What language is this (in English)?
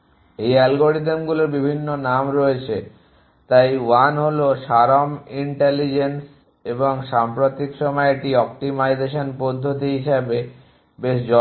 Bangla